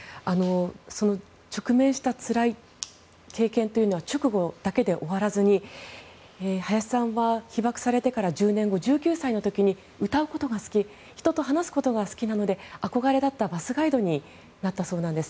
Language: Japanese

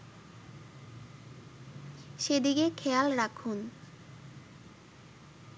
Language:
Bangla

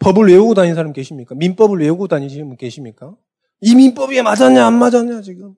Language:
Korean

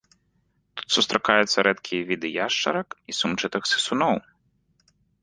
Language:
Belarusian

